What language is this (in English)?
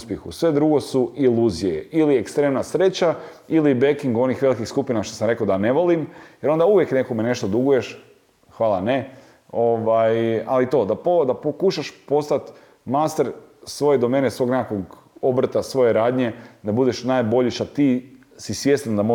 Croatian